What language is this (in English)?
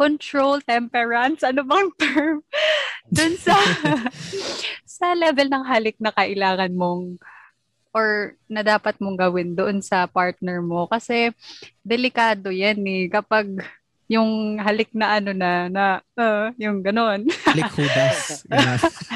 Filipino